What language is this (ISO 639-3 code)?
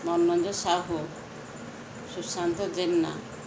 ori